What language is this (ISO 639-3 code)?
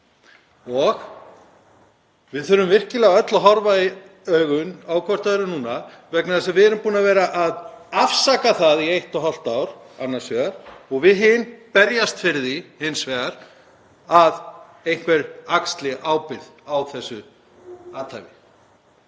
isl